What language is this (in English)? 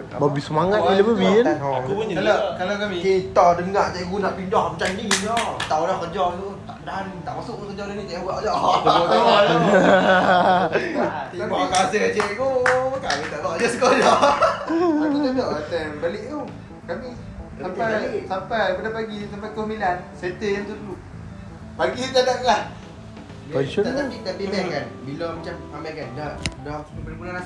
Malay